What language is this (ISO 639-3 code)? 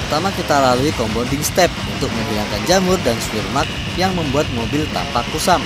ind